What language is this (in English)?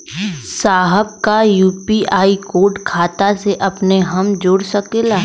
Bhojpuri